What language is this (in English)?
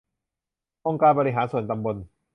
Thai